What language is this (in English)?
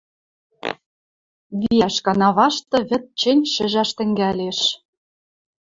Western Mari